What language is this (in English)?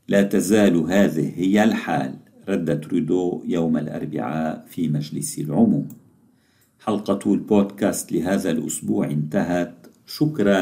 Arabic